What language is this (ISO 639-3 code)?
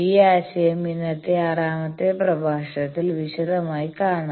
mal